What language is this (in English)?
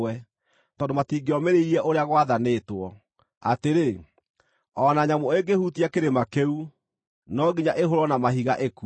Kikuyu